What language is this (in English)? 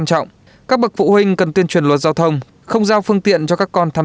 Vietnamese